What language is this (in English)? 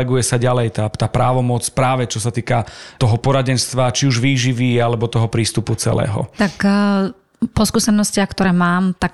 Slovak